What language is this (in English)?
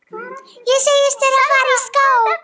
Icelandic